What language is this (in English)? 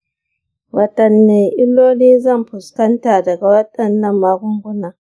Hausa